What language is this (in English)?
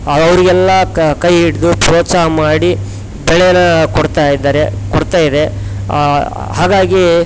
Kannada